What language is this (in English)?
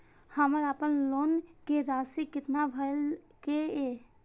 Maithili